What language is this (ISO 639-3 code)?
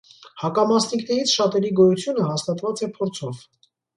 hye